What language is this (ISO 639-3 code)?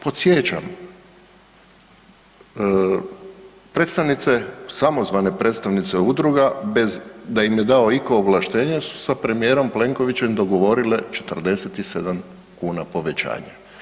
hrv